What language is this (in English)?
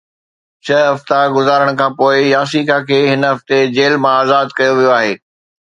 Sindhi